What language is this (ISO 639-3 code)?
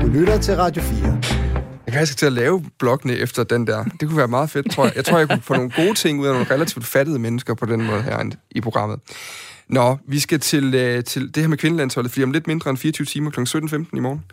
dan